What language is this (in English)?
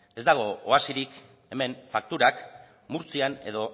Basque